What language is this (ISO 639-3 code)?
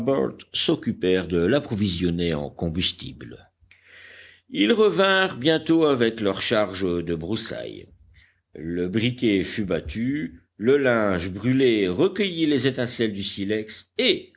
fra